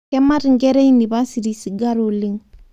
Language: Masai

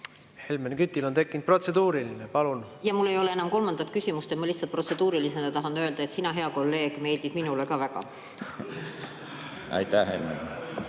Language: Estonian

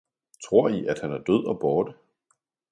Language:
Danish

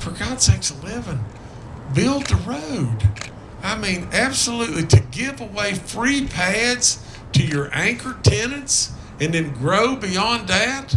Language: English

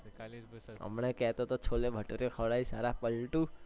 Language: Gujarati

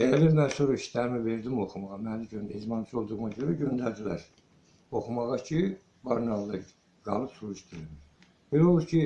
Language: Azerbaijani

